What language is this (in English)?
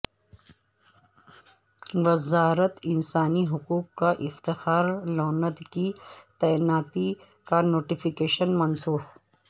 Urdu